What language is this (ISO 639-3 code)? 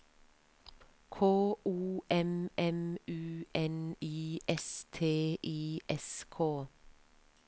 nor